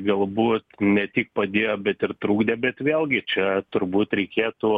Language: Lithuanian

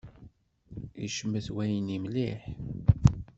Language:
Kabyle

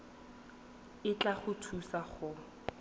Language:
Tswana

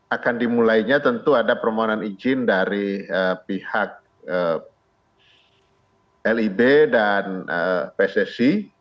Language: Indonesian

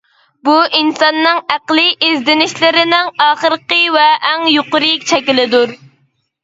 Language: Uyghur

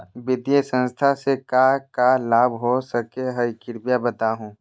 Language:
Magahi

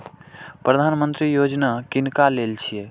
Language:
Maithili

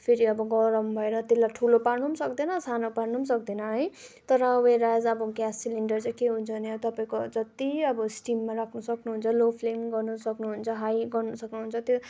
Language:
Nepali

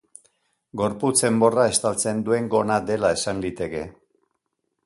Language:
Basque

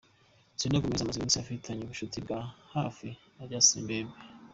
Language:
Kinyarwanda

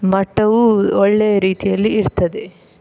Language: Kannada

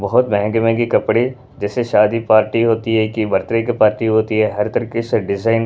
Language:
Hindi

